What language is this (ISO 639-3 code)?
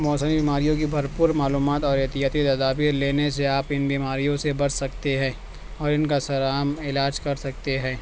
urd